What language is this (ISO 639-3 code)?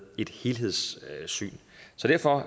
dan